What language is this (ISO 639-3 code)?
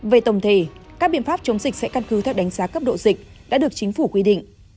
vie